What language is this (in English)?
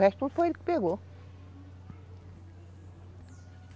Portuguese